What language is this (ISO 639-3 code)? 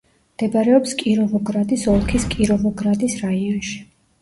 kat